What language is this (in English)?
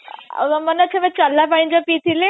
Odia